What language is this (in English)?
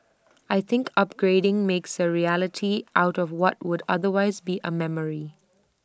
English